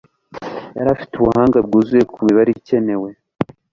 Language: Kinyarwanda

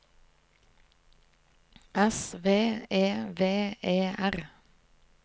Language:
Norwegian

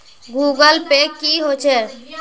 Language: Magahi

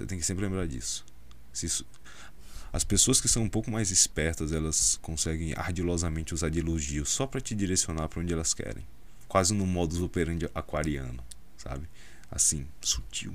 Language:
Portuguese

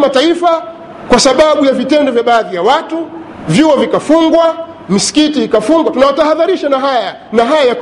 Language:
Swahili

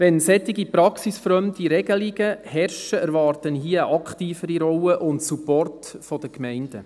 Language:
Swiss German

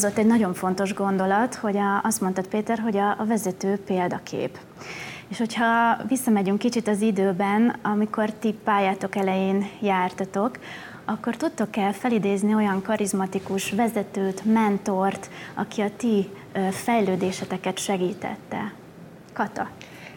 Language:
Hungarian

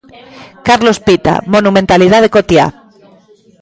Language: Galician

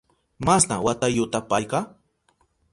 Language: Southern Pastaza Quechua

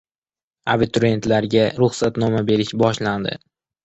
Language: Uzbek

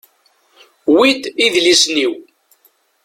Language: Kabyle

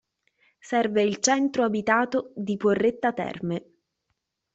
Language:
Italian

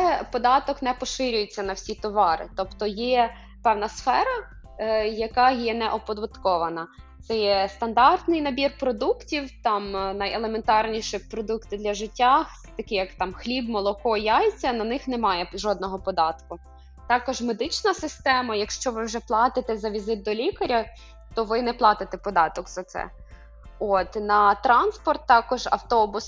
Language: Ukrainian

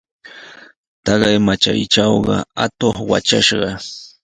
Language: Sihuas Ancash Quechua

